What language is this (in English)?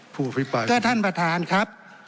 Thai